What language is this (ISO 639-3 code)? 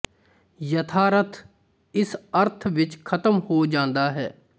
pan